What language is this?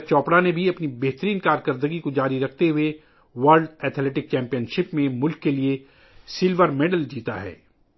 Urdu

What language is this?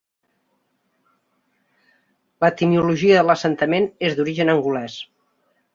Catalan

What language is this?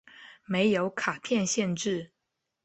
Chinese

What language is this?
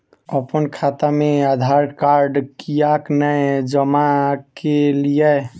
Maithili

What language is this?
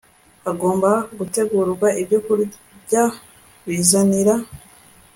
Kinyarwanda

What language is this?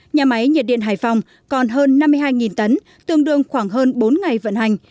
Vietnamese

